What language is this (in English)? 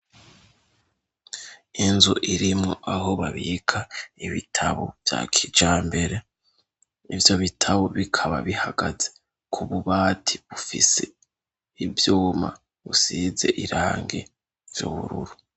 Rundi